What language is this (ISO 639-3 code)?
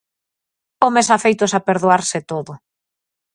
glg